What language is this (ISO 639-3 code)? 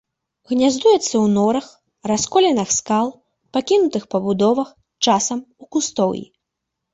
bel